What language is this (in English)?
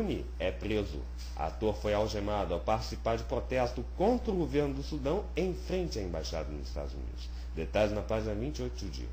Portuguese